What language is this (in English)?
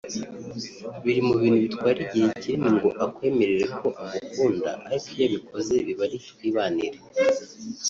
Kinyarwanda